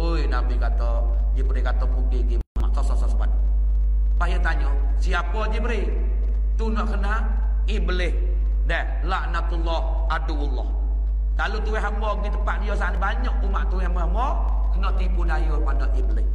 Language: Malay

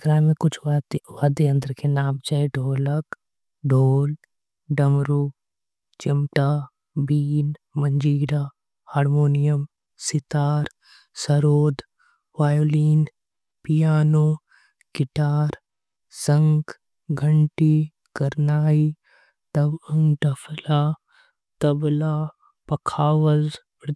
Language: Angika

